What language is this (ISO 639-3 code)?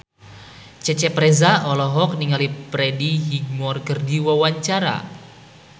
sun